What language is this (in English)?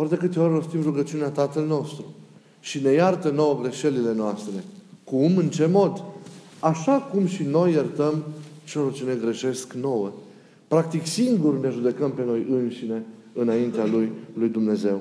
Romanian